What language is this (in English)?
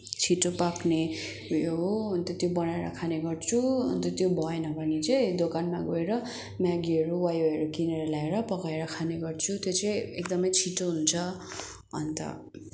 Nepali